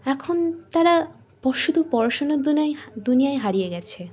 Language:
Bangla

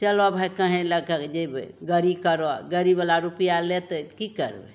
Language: Maithili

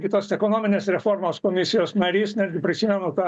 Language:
Lithuanian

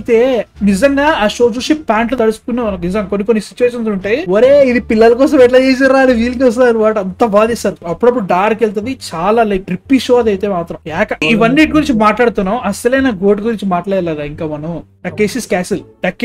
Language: Telugu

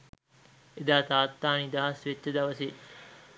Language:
Sinhala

